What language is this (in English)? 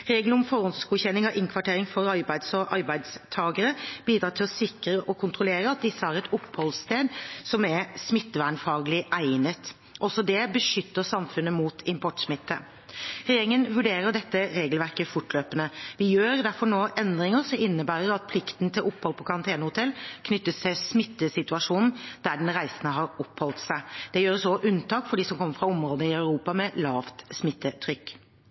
Norwegian Bokmål